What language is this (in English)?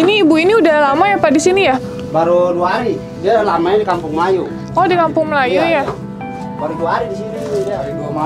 Indonesian